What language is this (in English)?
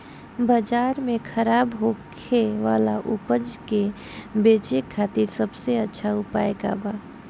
Bhojpuri